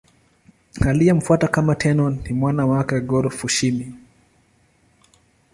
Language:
Swahili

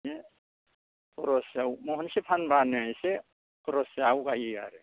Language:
Bodo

